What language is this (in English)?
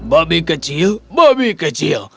Indonesian